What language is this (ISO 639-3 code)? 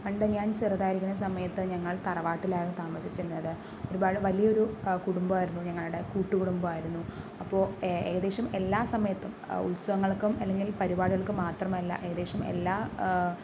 mal